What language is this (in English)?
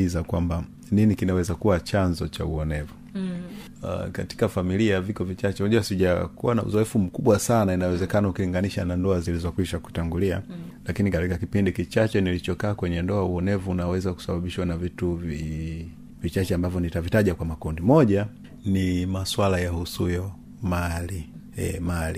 Swahili